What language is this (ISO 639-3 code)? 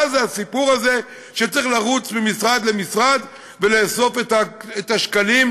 heb